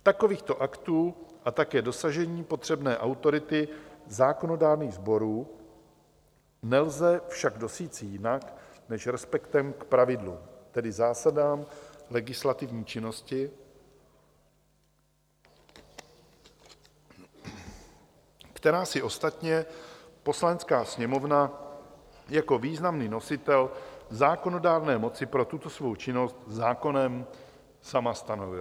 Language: Czech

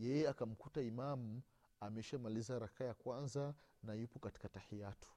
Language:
Swahili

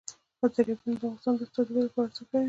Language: Pashto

